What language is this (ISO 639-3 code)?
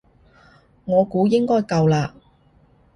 yue